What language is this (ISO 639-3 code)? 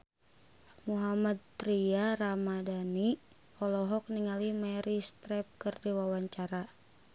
sun